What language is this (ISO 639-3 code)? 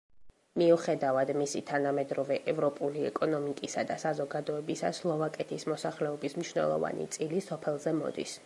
kat